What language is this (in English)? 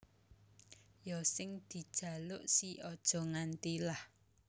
Javanese